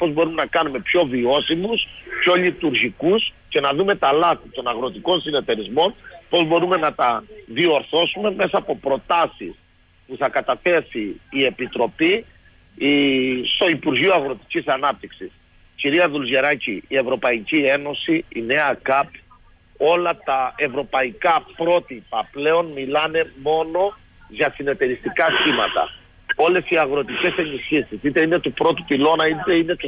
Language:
Greek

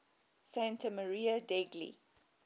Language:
English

